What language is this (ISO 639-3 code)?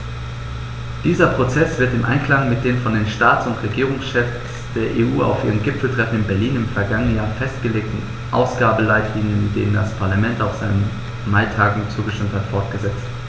deu